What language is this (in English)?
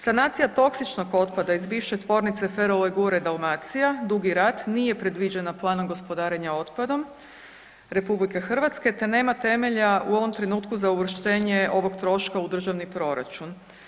Croatian